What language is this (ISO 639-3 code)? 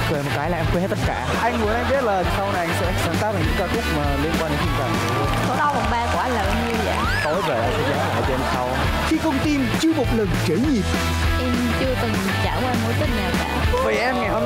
vie